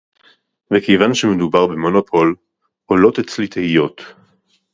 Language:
Hebrew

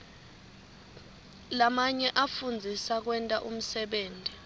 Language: Swati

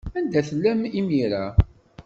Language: Kabyle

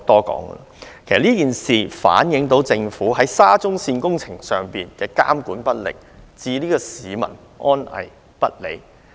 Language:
Cantonese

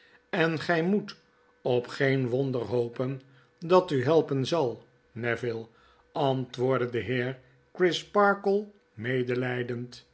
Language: Dutch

